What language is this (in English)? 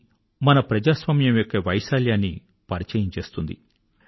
Telugu